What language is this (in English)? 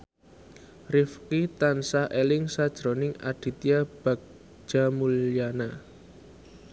Javanese